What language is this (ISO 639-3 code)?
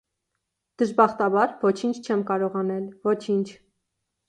hye